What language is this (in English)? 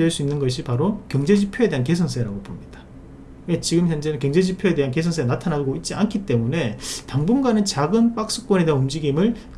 Korean